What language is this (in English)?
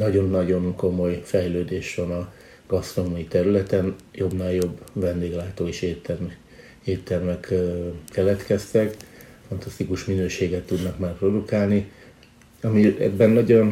Hungarian